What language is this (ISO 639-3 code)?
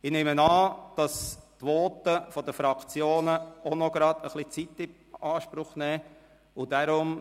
gsw